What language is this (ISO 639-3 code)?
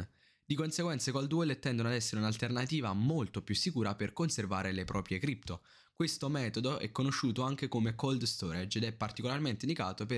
ita